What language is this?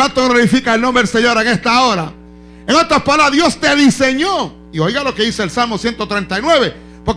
Spanish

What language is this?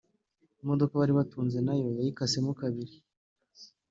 Kinyarwanda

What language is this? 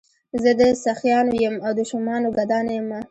Pashto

